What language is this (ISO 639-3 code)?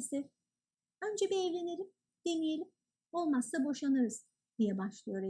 tur